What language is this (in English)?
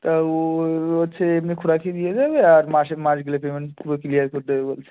Bangla